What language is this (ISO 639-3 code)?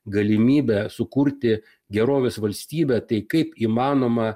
lit